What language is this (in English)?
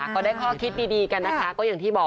Thai